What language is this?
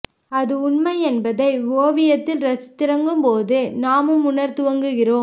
Tamil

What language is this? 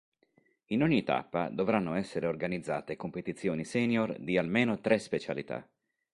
Italian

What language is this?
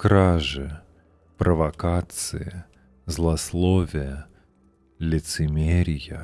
Russian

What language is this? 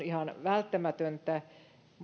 Finnish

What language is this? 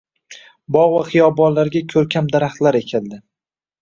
Uzbek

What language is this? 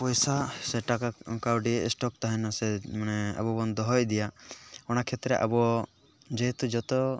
Santali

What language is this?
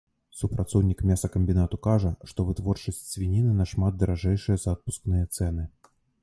Belarusian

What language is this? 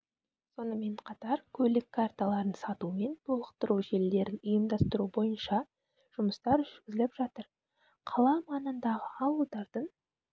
Kazakh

